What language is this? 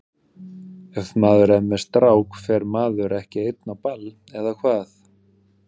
Icelandic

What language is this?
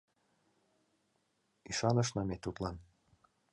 Mari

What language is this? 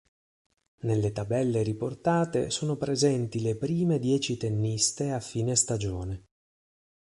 Italian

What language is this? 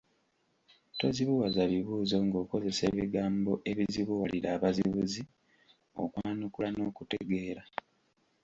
Ganda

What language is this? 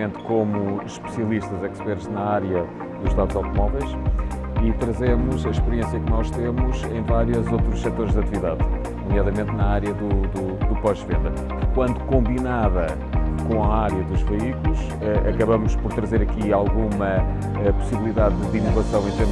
Portuguese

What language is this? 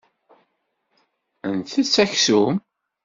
Kabyle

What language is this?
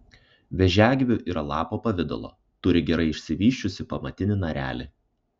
Lithuanian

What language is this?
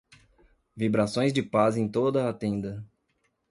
Portuguese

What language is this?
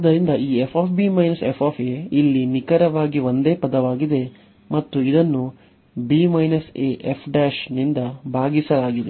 Kannada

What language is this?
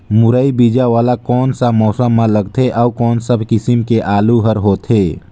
Chhattisgarhi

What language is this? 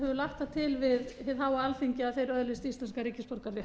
Icelandic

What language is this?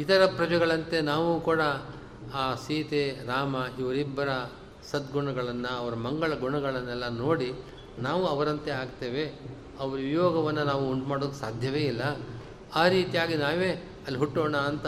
Kannada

